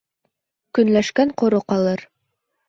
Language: Bashkir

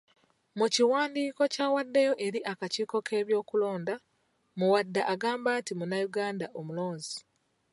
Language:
Ganda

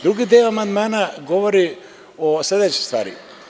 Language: Serbian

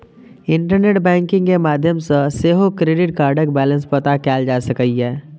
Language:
Maithili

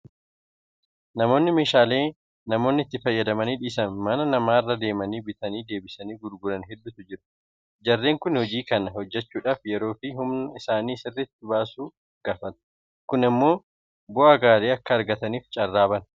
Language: Oromo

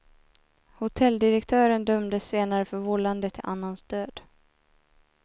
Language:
Swedish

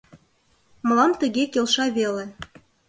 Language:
Mari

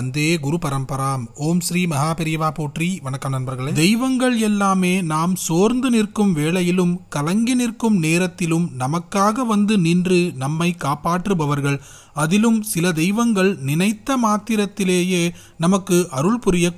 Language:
Hindi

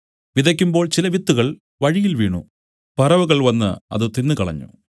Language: Malayalam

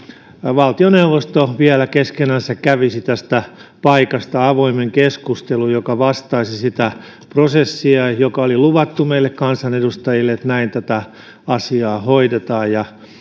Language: Finnish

